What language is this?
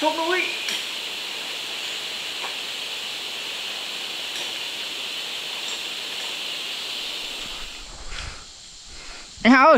Vietnamese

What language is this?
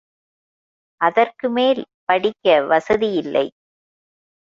Tamil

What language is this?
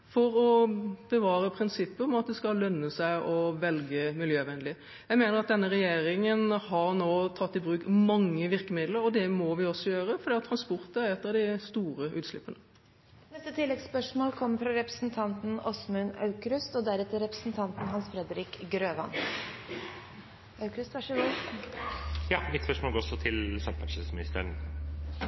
Norwegian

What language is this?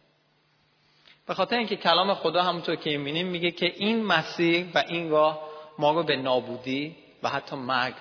Persian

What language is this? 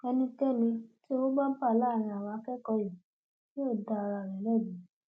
Yoruba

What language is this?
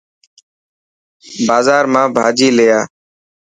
Dhatki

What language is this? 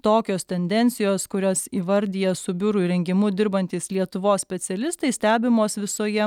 Lithuanian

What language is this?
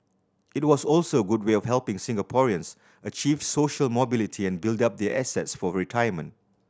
English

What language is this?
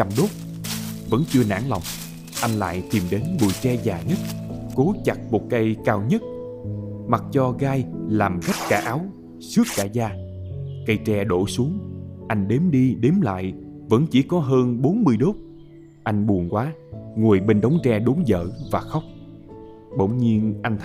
Vietnamese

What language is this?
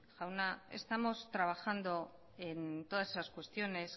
Spanish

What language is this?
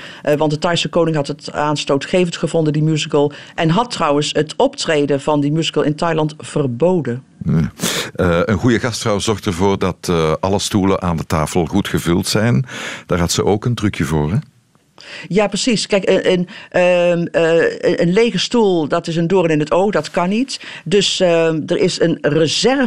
Dutch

